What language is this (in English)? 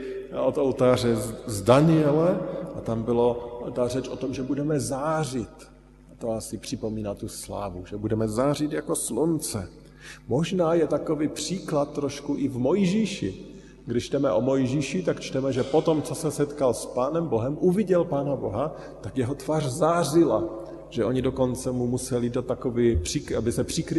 Czech